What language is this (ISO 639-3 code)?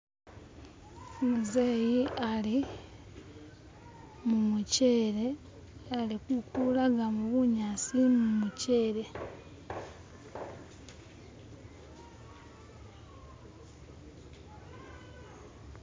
myx